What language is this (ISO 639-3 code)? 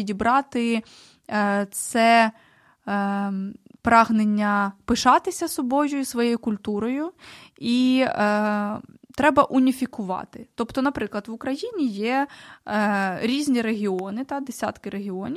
ukr